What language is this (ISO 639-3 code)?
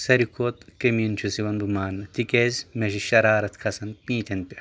kas